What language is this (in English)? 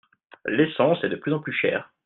French